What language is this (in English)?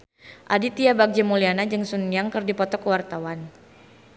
Sundanese